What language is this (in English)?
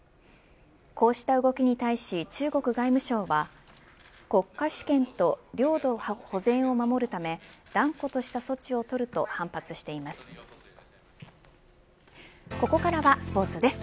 Japanese